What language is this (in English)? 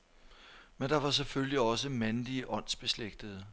Danish